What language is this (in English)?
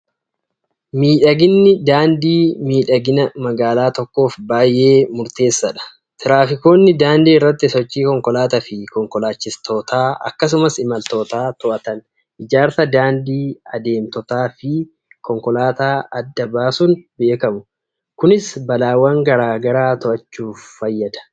Oromo